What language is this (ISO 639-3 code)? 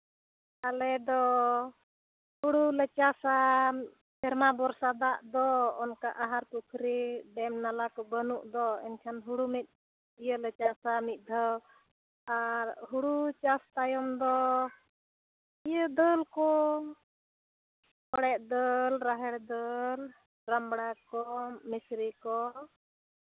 sat